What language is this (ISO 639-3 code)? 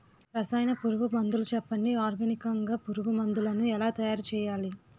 tel